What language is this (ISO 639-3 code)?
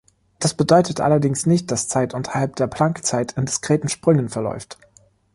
deu